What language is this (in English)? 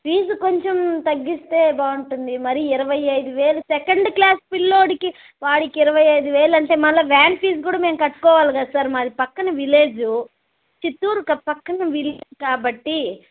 Telugu